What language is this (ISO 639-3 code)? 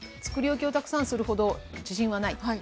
jpn